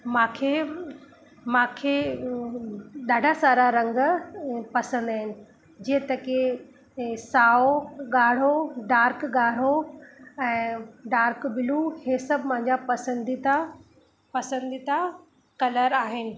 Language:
Sindhi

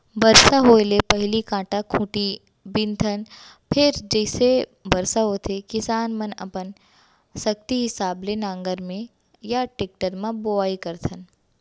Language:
Chhattisgarhi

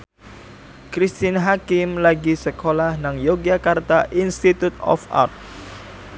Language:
Javanese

